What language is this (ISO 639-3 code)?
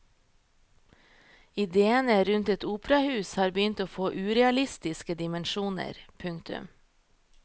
nor